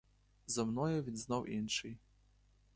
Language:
Ukrainian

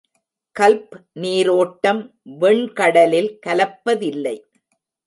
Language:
Tamil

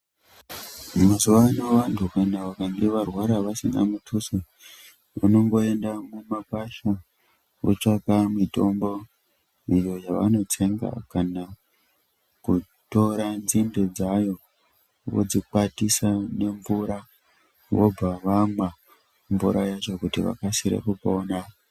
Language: Ndau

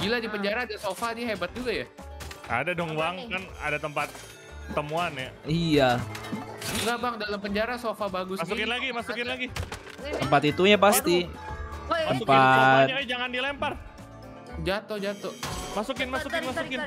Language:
Indonesian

